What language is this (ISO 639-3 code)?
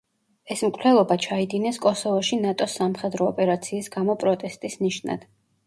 kat